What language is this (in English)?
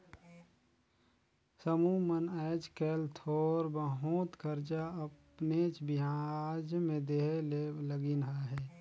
Chhattisgarhi